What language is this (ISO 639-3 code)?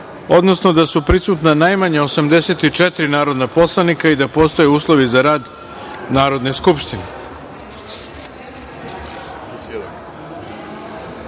srp